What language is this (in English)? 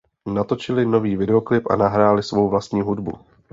Czech